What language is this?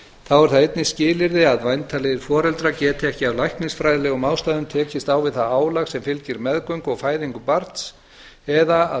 Icelandic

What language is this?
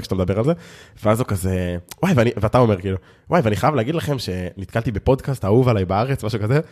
Hebrew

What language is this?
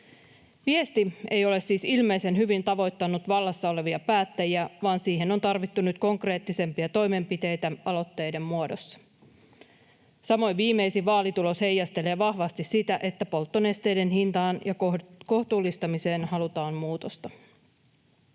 Finnish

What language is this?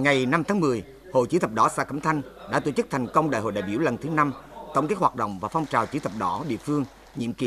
Vietnamese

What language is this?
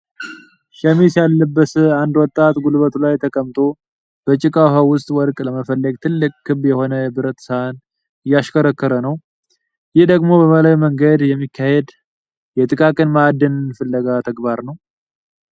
Amharic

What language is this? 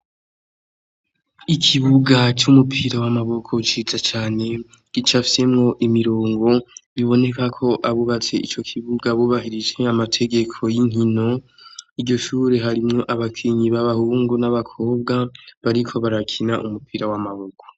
Rundi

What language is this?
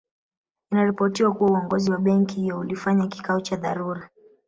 Swahili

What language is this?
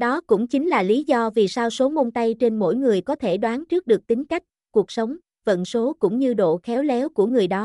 Vietnamese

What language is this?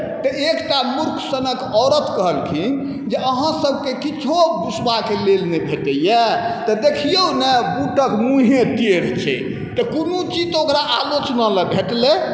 Maithili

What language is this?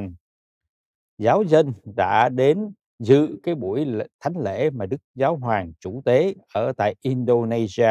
Vietnamese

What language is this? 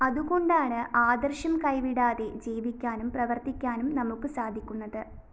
Malayalam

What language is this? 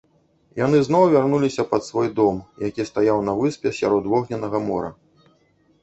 Belarusian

